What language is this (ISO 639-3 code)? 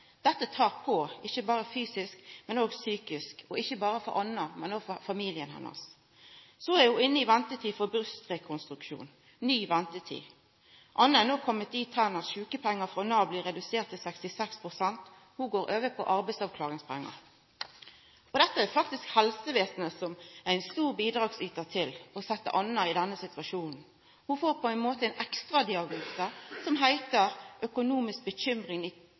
nno